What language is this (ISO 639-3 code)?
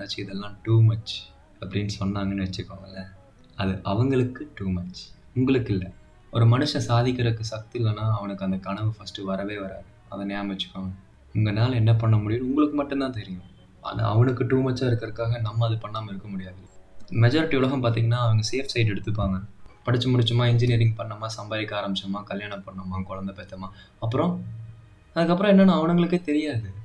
tam